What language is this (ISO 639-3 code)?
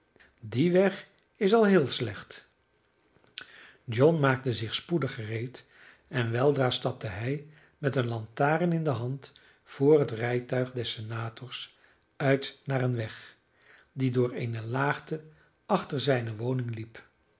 nld